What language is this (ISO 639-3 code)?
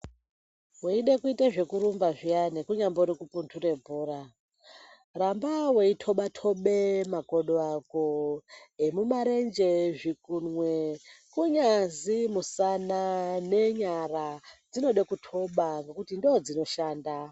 ndc